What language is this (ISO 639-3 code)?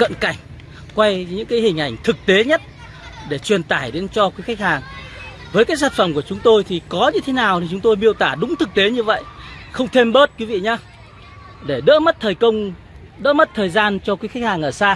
vie